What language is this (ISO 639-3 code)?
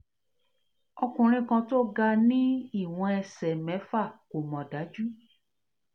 yor